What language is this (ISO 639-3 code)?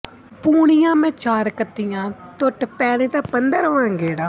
pan